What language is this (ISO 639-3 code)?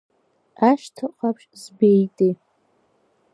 abk